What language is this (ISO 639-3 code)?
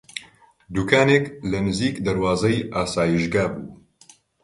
ckb